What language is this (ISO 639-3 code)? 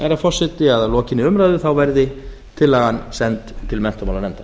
isl